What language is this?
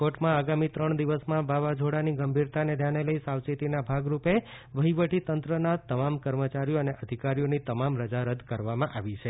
Gujarati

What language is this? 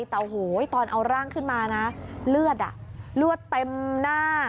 Thai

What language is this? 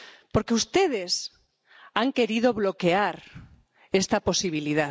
Spanish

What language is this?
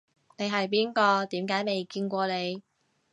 Cantonese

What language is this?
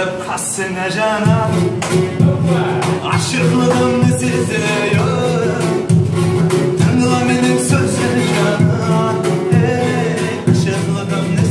Turkish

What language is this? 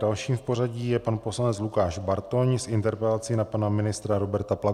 Czech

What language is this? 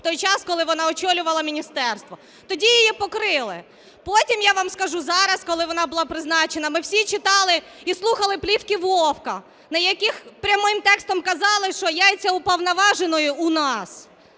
Ukrainian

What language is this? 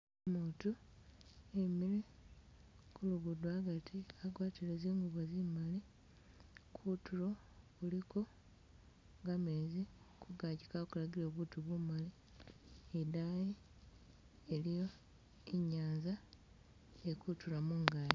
Masaaba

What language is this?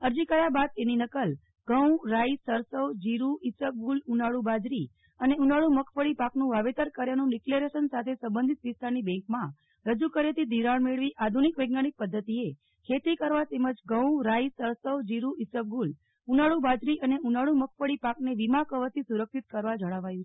Gujarati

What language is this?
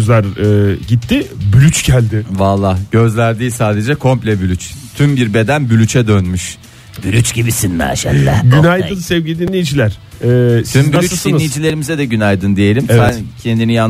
Turkish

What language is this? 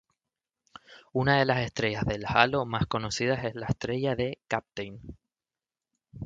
Spanish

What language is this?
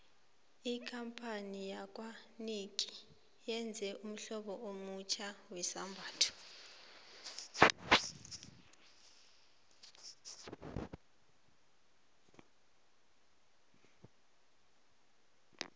South Ndebele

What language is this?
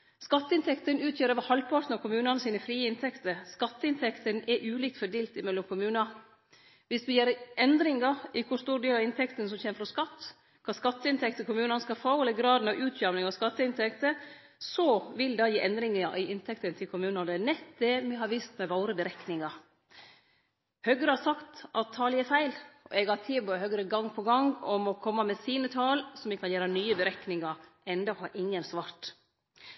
Norwegian Nynorsk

